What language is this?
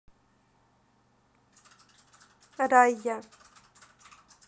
Russian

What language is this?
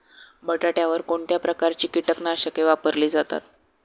Marathi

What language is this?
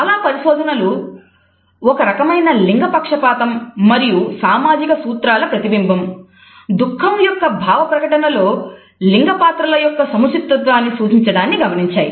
Telugu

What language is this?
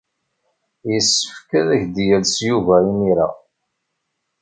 Kabyle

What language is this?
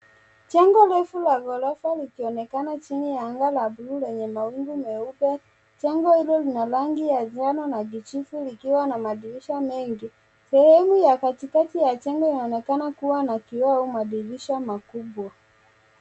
Swahili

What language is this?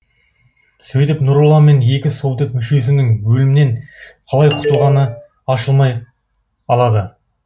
Kazakh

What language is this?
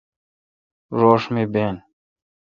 Kalkoti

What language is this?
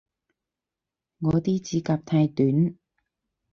Cantonese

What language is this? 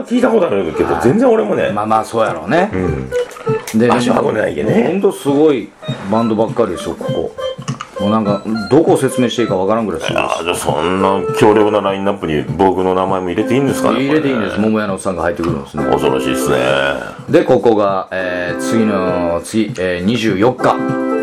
Japanese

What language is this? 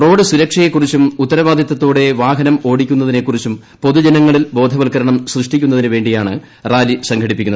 Malayalam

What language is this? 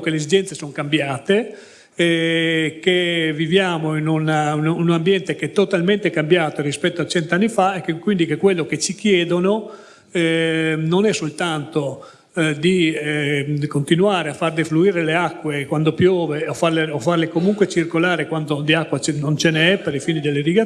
Italian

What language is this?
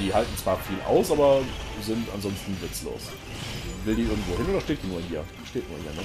German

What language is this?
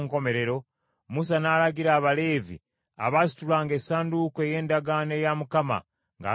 Ganda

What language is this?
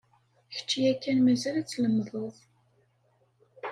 Kabyle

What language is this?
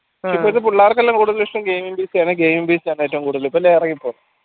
Malayalam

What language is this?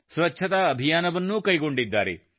Kannada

